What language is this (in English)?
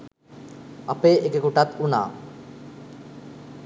Sinhala